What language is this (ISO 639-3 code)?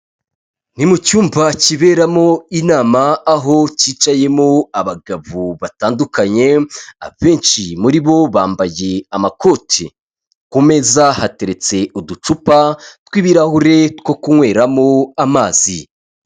kin